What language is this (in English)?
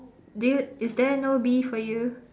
English